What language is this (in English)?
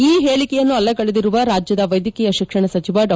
Kannada